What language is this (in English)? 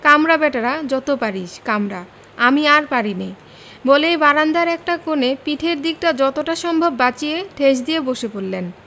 Bangla